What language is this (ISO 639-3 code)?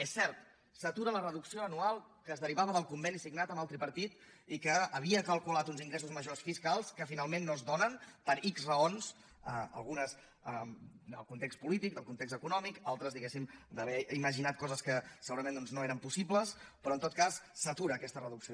cat